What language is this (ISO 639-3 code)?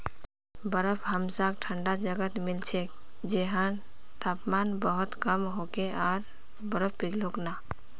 mag